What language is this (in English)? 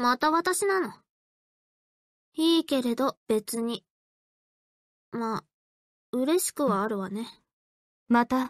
Japanese